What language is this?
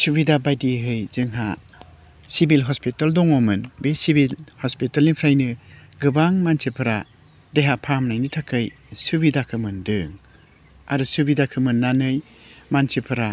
Bodo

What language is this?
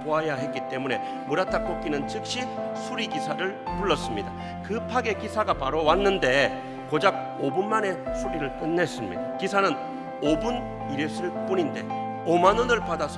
Korean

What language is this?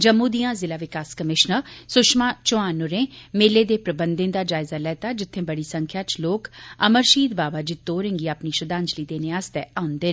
Dogri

